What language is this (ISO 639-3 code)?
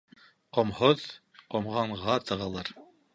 bak